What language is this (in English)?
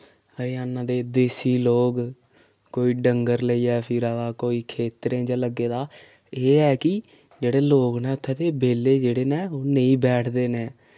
Dogri